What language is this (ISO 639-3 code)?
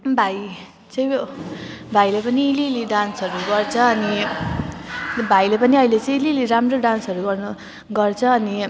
nep